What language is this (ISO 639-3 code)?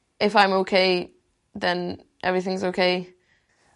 cym